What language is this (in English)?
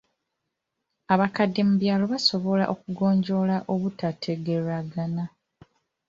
Ganda